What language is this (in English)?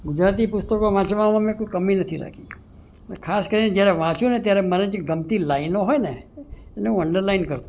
Gujarati